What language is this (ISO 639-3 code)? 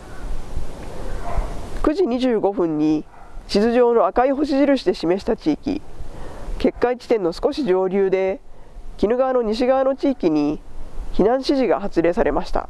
jpn